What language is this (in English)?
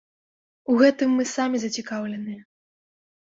Belarusian